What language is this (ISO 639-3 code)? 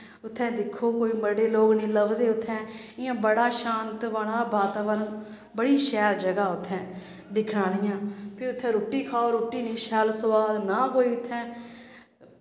doi